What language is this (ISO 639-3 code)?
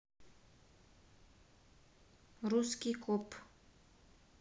rus